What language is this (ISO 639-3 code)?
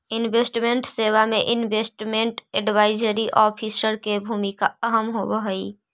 mag